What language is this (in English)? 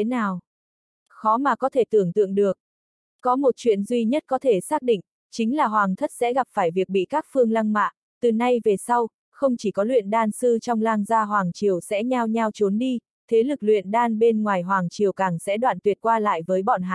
Vietnamese